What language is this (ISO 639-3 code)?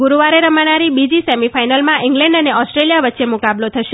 guj